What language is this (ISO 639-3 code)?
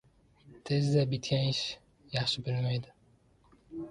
uzb